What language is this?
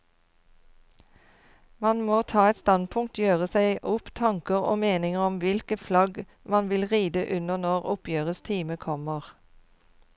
Norwegian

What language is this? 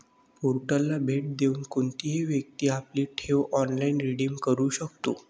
Marathi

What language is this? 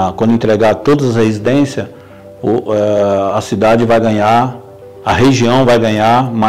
Portuguese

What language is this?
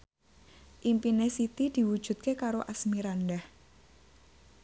Javanese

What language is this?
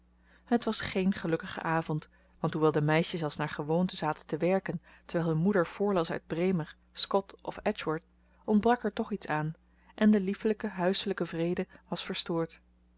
Dutch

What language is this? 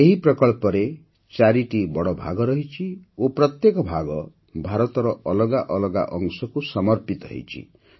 Odia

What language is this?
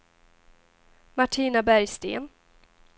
Swedish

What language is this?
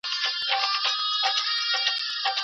Pashto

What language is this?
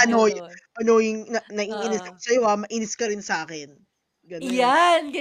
Filipino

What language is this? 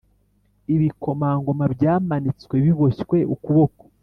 Kinyarwanda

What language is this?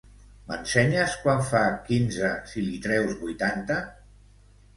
Catalan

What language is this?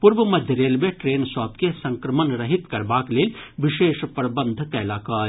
Maithili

